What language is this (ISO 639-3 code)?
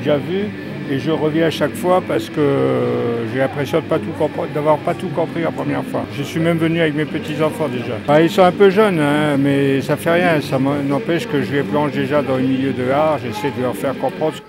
fra